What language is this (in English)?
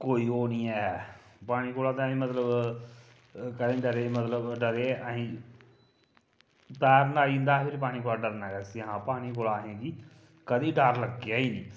Dogri